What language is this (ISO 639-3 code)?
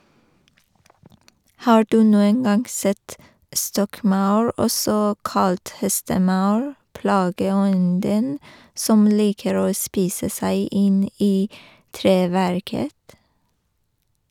nor